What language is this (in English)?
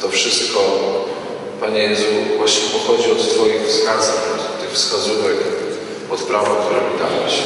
Polish